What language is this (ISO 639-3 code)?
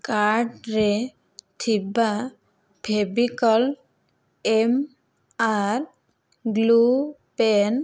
ori